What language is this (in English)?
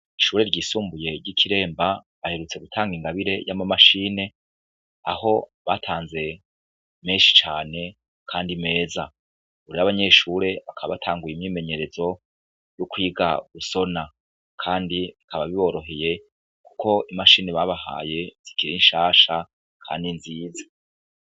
Rundi